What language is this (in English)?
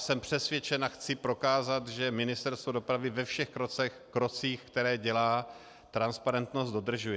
Czech